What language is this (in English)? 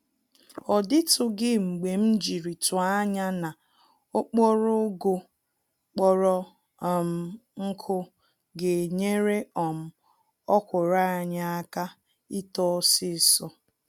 Igbo